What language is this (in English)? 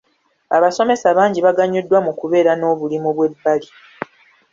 Ganda